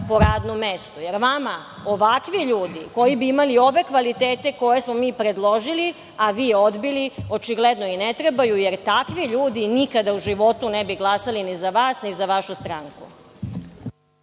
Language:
Serbian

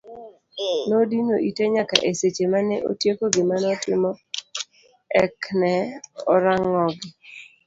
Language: Luo (Kenya and Tanzania)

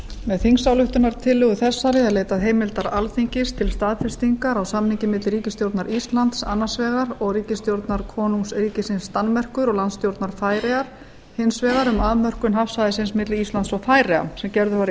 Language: Icelandic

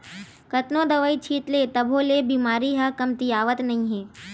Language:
Chhattisgarhi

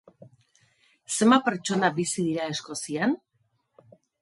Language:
Basque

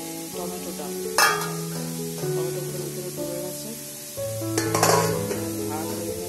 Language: Arabic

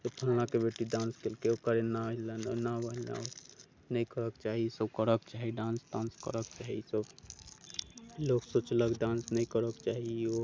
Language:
Maithili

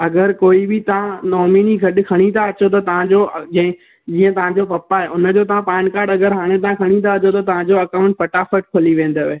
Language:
Sindhi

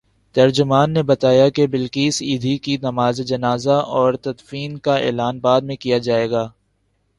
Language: Urdu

